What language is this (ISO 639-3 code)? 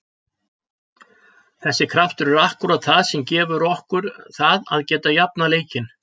isl